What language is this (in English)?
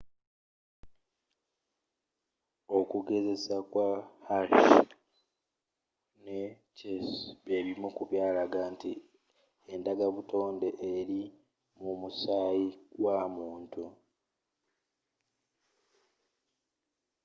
Ganda